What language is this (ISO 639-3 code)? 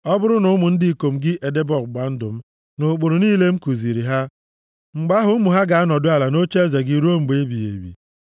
ibo